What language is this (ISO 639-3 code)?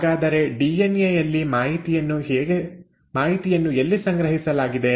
kan